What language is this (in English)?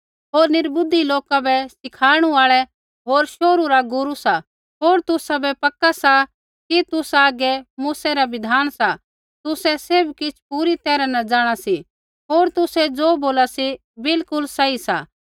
Kullu Pahari